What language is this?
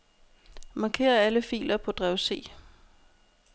Danish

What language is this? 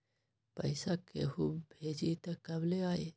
Magahi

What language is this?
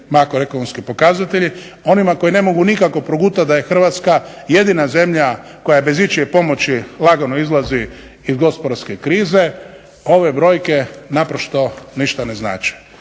Croatian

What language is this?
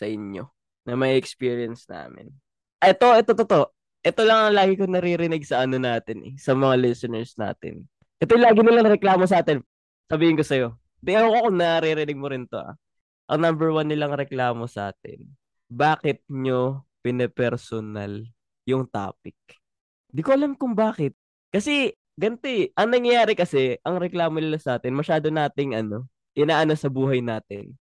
Filipino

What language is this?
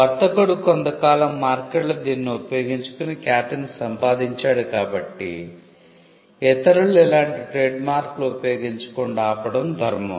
Telugu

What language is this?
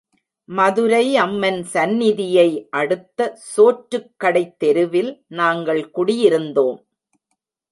Tamil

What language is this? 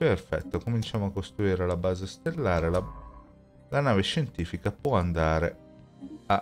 Italian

